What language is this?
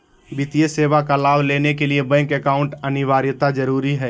Magahi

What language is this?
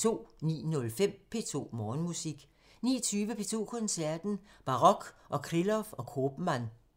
Danish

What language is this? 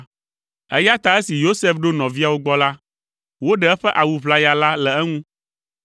Ewe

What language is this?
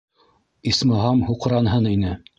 Bashkir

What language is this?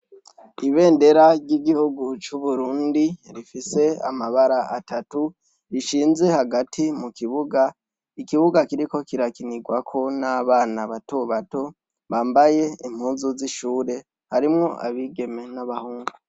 Rundi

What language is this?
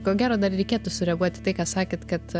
Lithuanian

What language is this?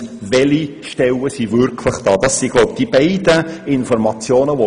Swiss German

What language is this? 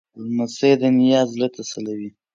Pashto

